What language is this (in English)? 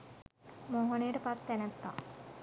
Sinhala